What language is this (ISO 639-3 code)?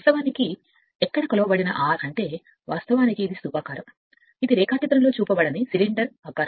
tel